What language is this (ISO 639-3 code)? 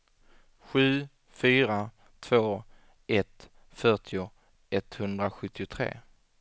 swe